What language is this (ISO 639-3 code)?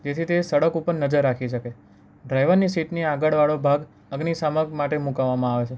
guj